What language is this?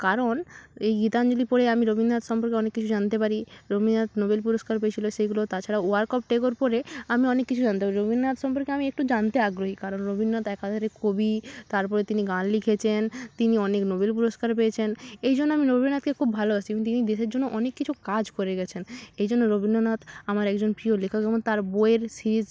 Bangla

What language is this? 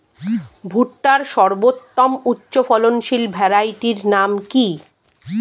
Bangla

